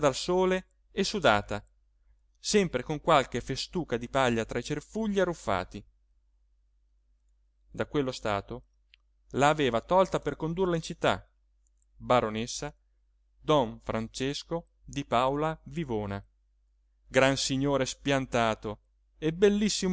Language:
Italian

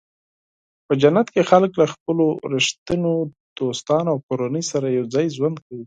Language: Pashto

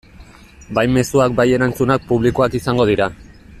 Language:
Basque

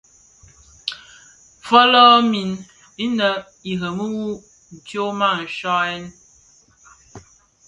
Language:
Bafia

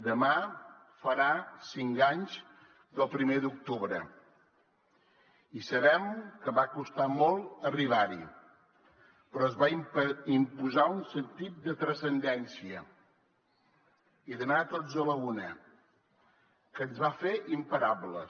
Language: Catalan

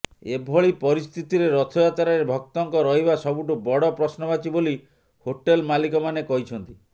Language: Odia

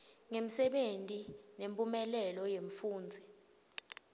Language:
Swati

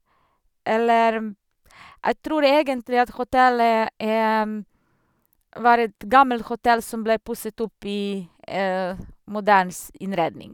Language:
Norwegian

